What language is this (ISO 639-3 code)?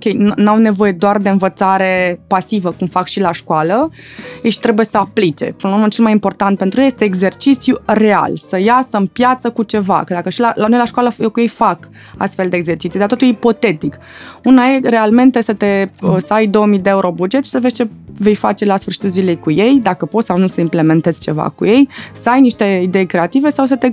ron